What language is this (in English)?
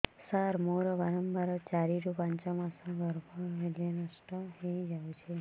Odia